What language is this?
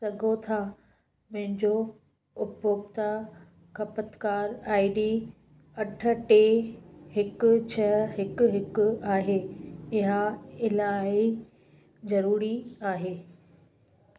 Sindhi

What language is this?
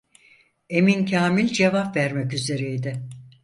Turkish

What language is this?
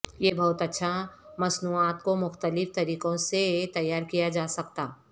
Urdu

